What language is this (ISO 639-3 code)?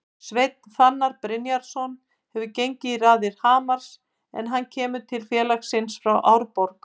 isl